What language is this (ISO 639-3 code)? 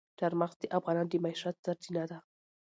pus